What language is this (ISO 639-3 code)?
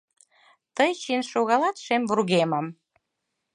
chm